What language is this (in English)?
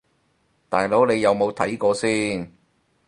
Cantonese